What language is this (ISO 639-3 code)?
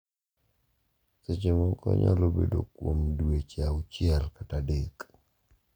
luo